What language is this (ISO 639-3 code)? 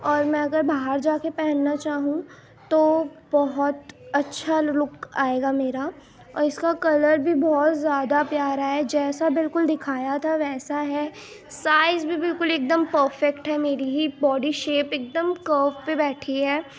urd